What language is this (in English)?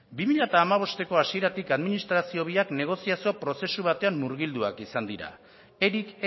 Basque